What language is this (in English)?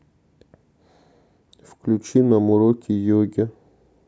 Russian